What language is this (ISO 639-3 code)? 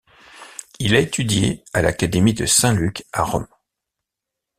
fra